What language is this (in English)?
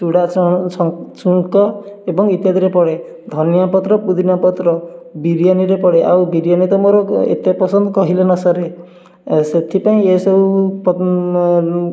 Odia